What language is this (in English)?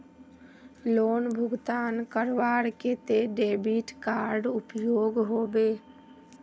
Magahi